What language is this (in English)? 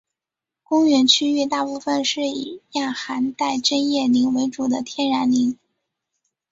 Chinese